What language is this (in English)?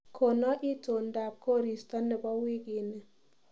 Kalenjin